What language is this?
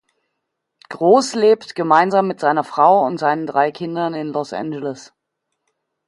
German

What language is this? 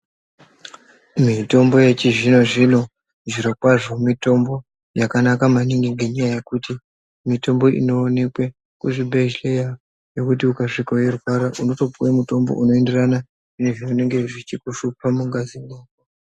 Ndau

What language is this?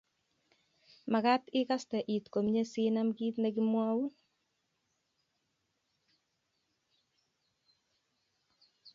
Kalenjin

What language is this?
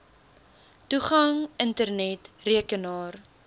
Afrikaans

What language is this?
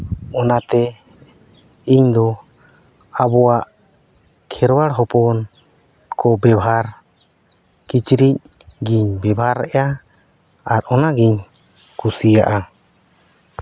Santali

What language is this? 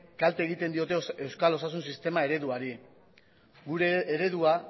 Basque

